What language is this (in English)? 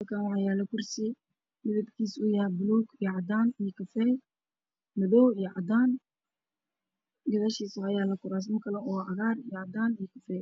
Somali